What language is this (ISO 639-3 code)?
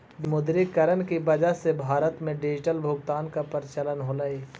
mag